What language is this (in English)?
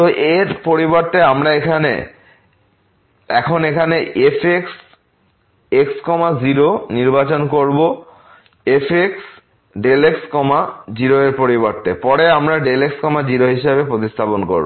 Bangla